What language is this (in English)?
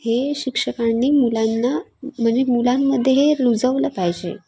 Marathi